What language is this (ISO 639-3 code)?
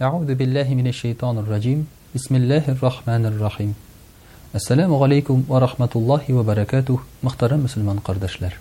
rus